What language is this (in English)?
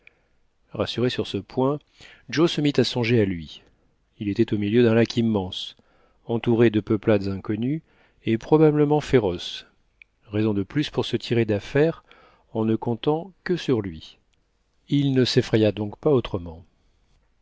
French